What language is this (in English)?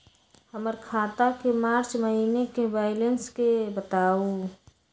Magahi